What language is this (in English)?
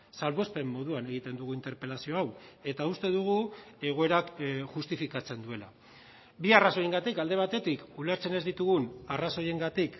Basque